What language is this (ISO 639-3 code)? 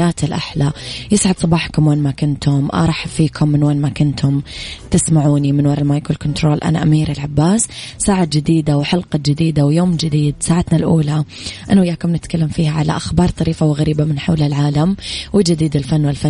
ara